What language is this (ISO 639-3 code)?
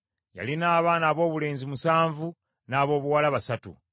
lug